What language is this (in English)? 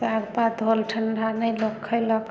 Maithili